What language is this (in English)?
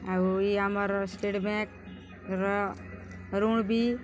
Odia